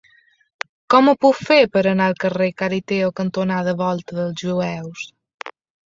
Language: Catalan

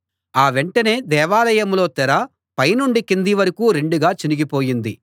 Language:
Telugu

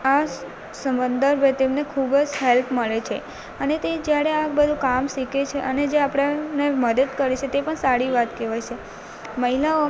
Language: Gujarati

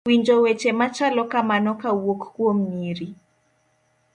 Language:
Luo (Kenya and Tanzania)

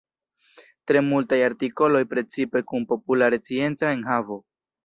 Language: Esperanto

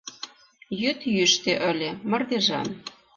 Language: Mari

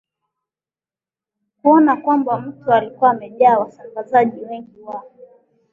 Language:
Swahili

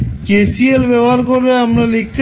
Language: Bangla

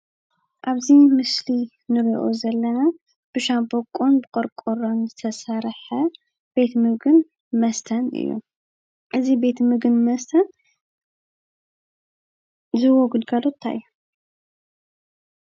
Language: Tigrinya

